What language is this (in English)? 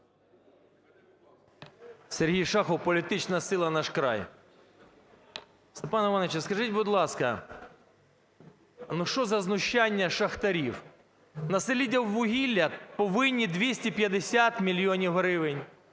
Ukrainian